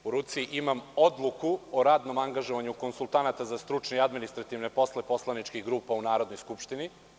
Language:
Serbian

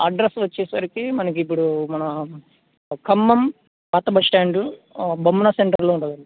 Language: Telugu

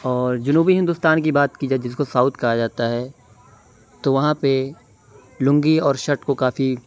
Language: Urdu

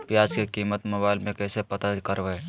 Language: Magahi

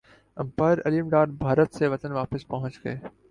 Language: Urdu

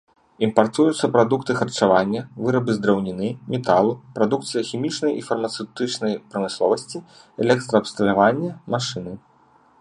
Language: Belarusian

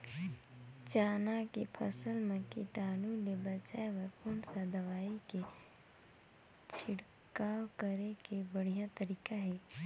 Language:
Chhattisgarhi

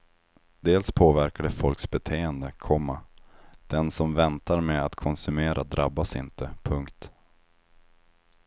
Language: Swedish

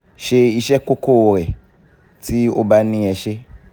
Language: Yoruba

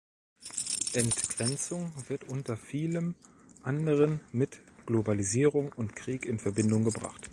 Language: German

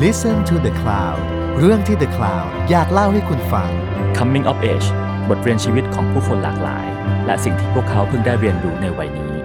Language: Thai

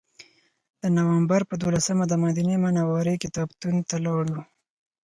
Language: Pashto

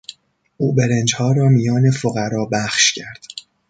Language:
Persian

